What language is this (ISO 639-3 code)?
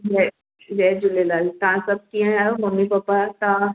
snd